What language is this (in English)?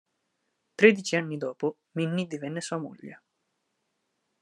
Italian